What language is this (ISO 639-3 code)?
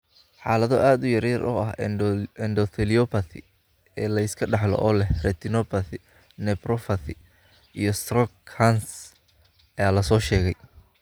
som